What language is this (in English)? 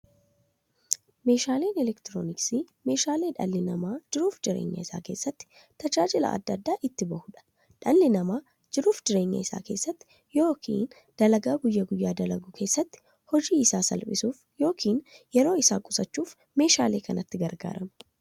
Oromo